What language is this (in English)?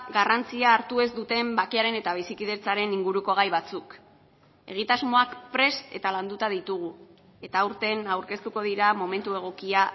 Basque